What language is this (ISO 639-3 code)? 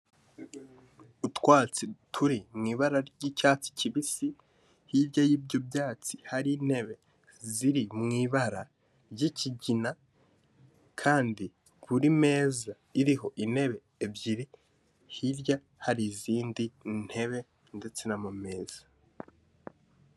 kin